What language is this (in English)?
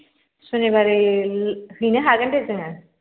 Bodo